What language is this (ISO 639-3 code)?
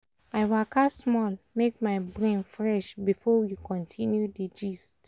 pcm